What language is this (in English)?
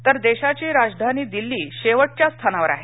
Marathi